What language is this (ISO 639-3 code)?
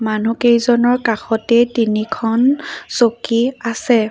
asm